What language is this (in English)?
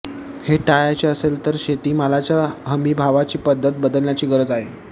Marathi